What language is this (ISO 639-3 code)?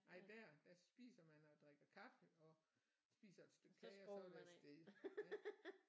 dan